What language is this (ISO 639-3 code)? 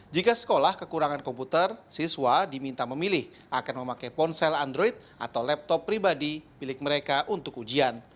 ind